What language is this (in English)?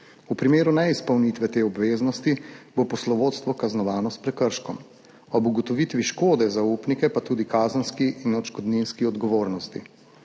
Slovenian